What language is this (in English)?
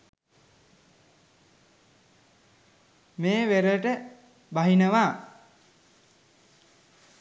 Sinhala